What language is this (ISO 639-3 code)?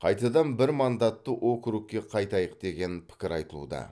kaz